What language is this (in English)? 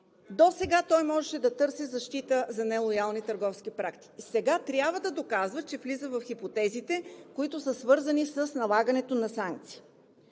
Bulgarian